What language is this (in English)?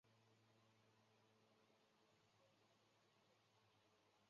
Chinese